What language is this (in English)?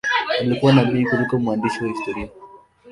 Swahili